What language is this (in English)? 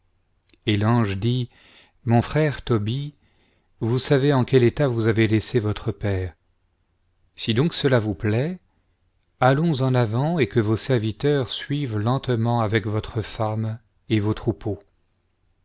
French